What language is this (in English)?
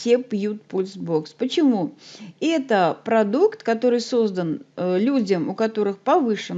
Russian